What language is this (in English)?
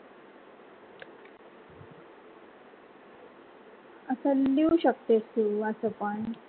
Marathi